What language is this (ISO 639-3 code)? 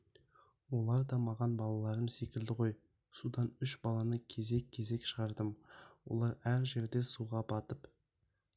kaz